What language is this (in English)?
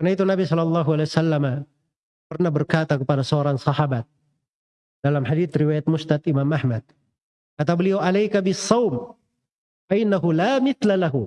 Indonesian